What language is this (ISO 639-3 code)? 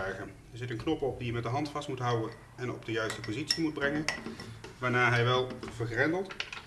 nld